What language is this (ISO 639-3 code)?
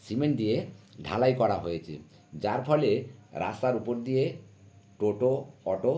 ben